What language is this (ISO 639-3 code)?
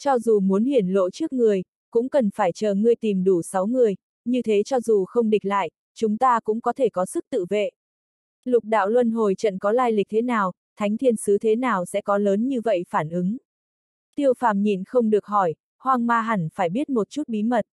vie